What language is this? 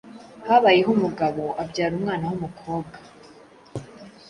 Kinyarwanda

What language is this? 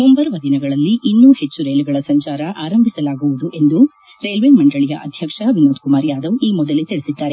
Kannada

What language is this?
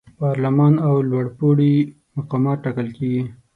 Pashto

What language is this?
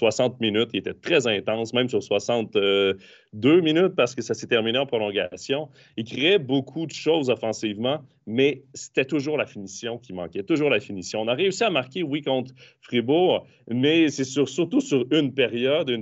French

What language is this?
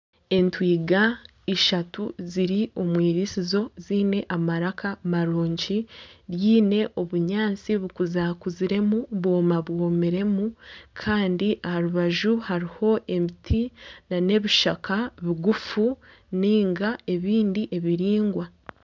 Nyankole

